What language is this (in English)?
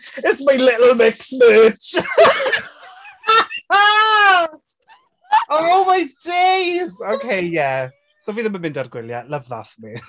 Welsh